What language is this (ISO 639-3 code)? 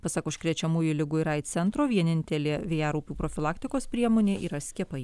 lit